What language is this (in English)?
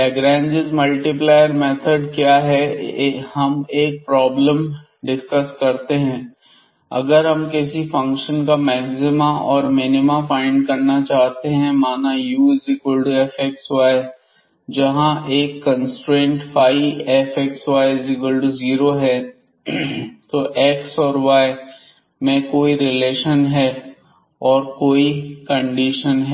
Hindi